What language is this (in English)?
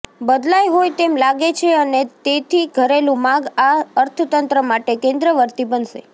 Gujarati